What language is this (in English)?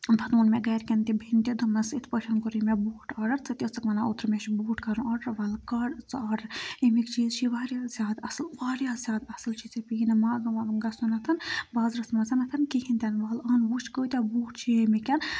Kashmiri